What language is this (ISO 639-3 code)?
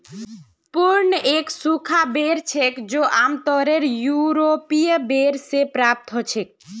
mag